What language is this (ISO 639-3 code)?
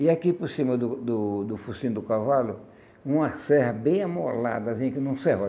por